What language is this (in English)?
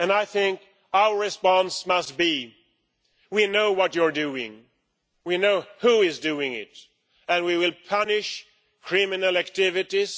English